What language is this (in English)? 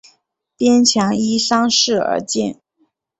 Chinese